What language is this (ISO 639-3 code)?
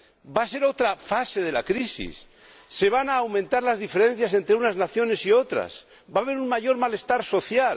spa